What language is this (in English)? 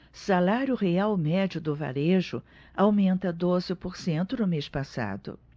Portuguese